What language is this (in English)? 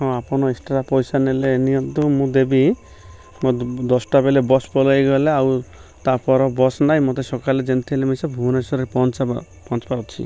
Odia